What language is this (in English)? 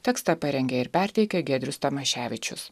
Lithuanian